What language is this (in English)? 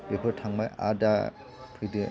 Bodo